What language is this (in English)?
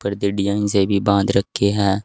Hindi